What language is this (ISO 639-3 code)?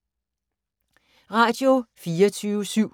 dan